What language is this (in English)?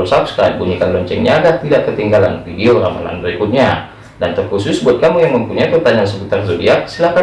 Indonesian